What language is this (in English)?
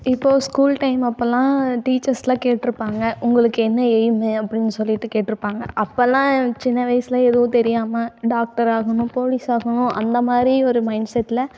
Tamil